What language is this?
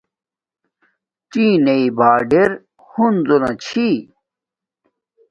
Domaaki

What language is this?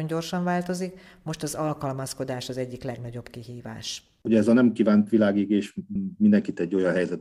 Hungarian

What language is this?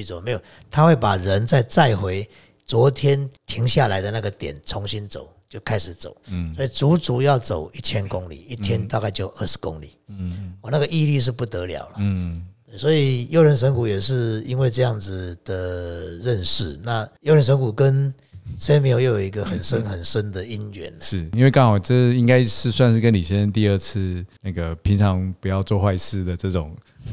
Chinese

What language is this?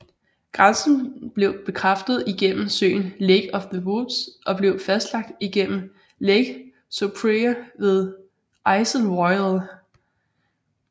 Danish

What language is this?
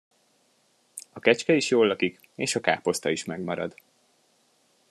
Hungarian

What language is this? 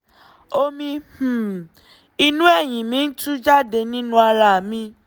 Yoruba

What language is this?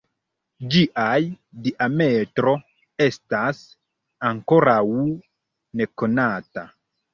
Esperanto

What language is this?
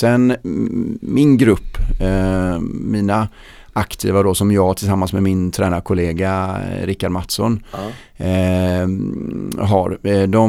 Swedish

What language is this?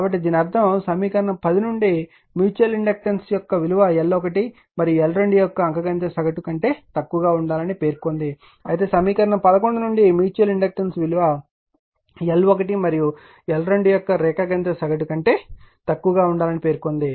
Telugu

